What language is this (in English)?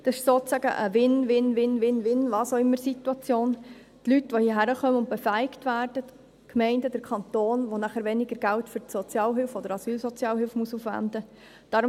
Swiss German